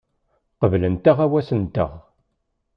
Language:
Kabyle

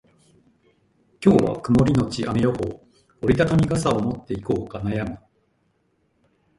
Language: Japanese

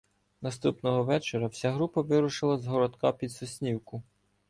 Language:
Ukrainian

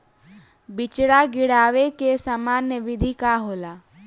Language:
Bhojpuri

